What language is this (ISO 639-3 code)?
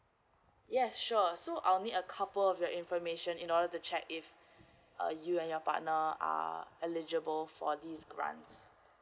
eng